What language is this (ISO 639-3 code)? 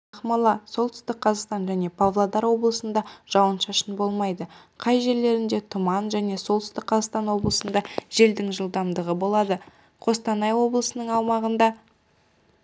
kaz